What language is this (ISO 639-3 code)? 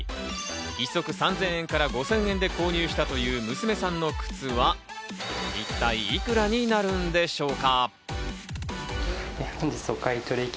jpn